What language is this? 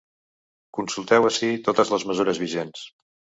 Catalan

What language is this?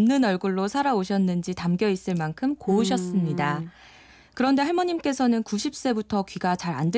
Korean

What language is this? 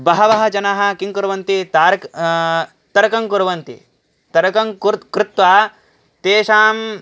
Sanskrit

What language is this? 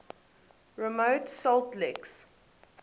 English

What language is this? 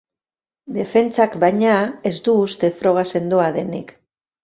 Basque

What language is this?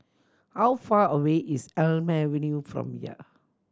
English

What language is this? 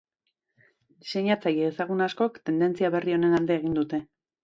Basque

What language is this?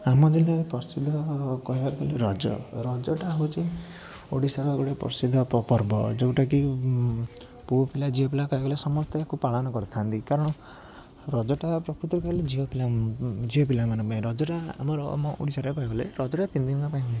Odia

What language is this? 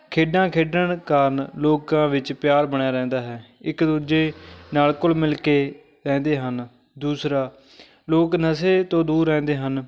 Punjabi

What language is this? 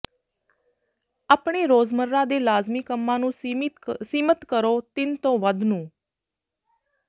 Punjabi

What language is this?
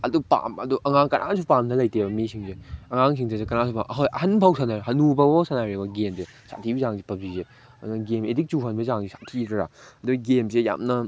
Manipuri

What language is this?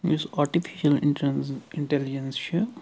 Kashmiri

